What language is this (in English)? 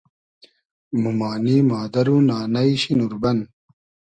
Hazaragi